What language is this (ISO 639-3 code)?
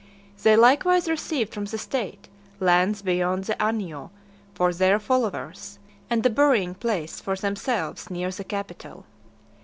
eng